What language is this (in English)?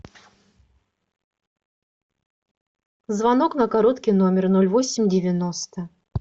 Russian